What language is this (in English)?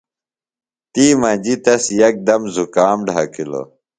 Phalura